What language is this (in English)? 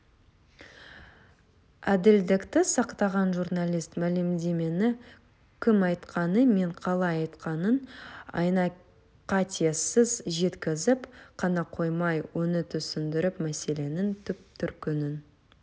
Kazakh